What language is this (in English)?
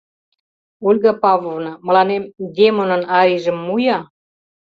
Mari